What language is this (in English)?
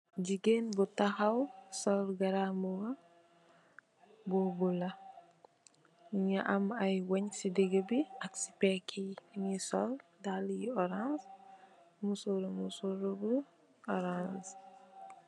Wolof